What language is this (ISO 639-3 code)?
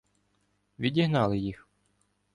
ukr